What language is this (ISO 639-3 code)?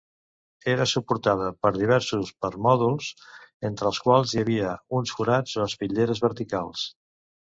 cat